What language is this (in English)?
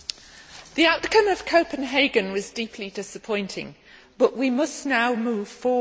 English